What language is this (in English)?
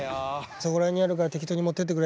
Japanese